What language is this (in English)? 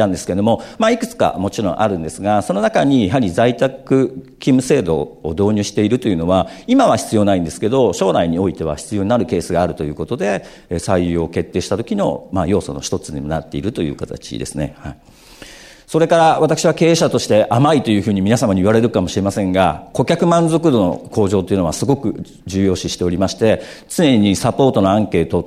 Japanese